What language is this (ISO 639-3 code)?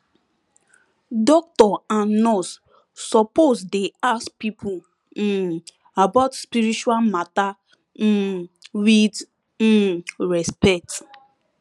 pcm